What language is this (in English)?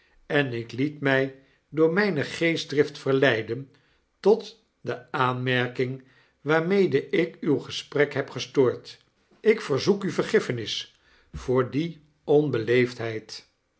Dutch